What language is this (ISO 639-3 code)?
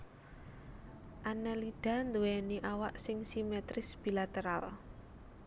jav